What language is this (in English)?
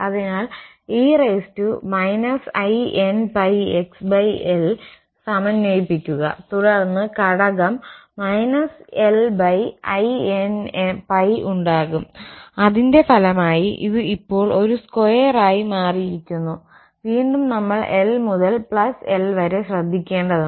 Malayalam